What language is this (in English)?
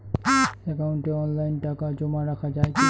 Bangla